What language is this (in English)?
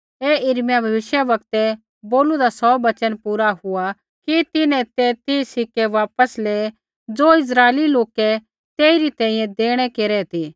Kullu Pahari